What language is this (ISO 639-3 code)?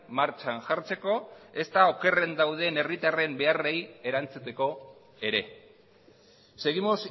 eus